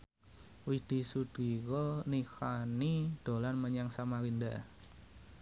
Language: Javanese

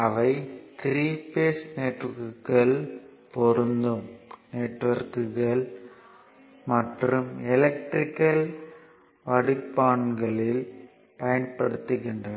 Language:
Tamil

